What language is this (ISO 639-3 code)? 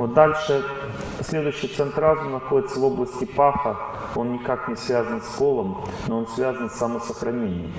rus